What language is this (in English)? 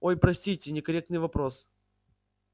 Russian